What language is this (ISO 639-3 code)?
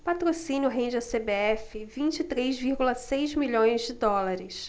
por